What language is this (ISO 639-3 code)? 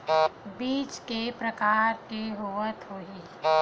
hne